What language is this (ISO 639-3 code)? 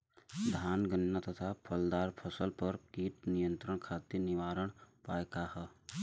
bho